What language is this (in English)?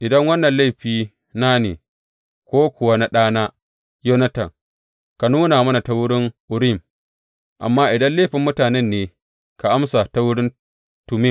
Hausa